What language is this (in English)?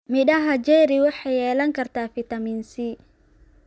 Somali